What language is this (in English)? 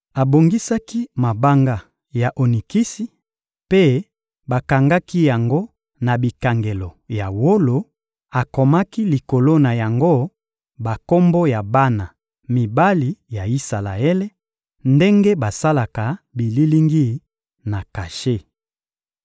Lingala